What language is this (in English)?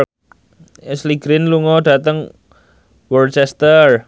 Javanese